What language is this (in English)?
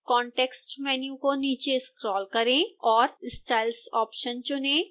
Hindi